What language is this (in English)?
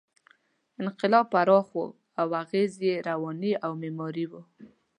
Pashto